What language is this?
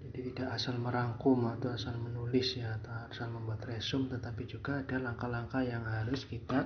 Indonesian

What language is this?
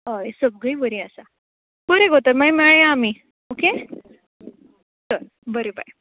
Konkani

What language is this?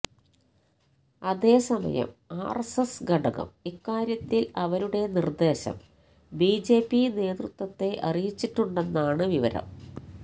Malayalam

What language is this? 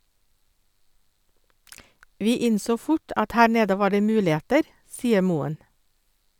Norwegian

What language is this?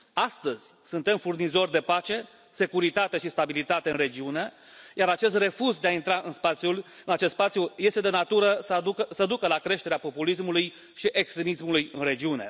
Romanian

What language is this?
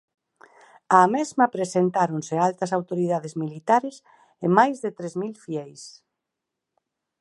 Galician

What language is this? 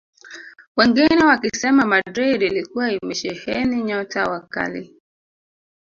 Swahili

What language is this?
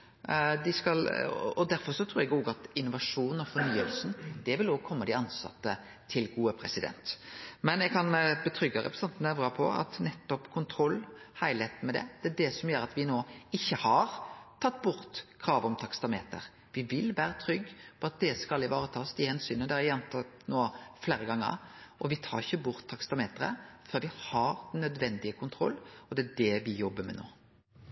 Norwegian Nynorsk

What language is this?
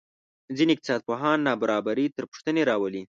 Pashto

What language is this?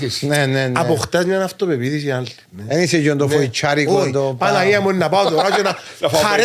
Greek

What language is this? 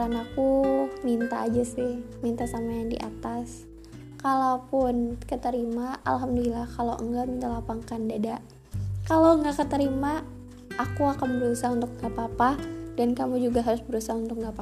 Indonesian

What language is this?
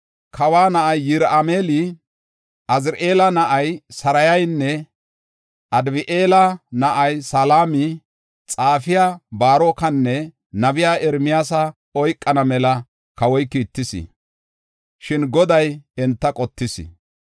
Gofa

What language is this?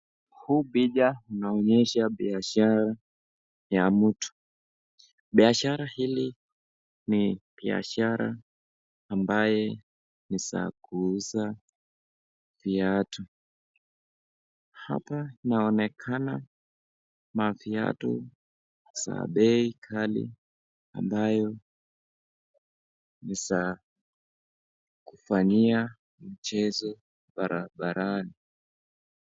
Swahili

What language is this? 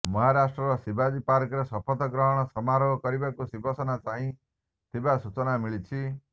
Odia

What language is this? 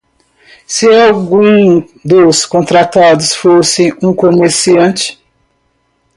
Portuguese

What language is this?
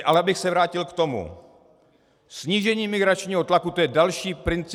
Czech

